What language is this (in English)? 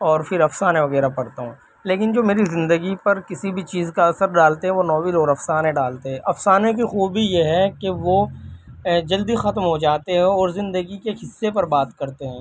Urdu